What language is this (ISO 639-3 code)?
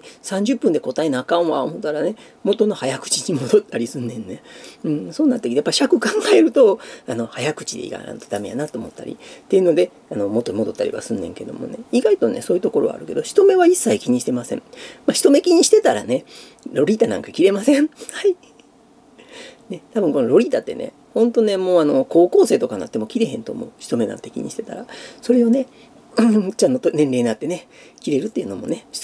jpn